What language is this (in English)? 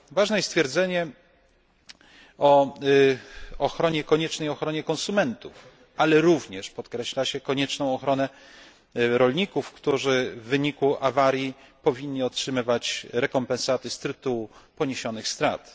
Polish